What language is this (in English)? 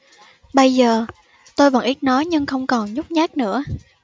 Vietnamese